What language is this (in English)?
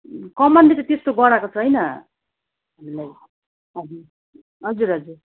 Nepali